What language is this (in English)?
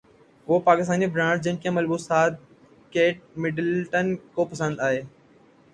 Urdu